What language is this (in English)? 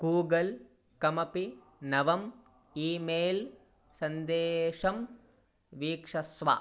Sanskrit